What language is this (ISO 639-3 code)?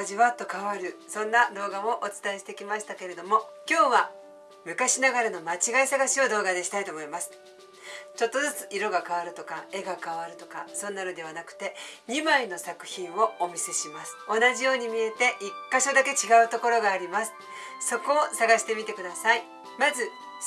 jpn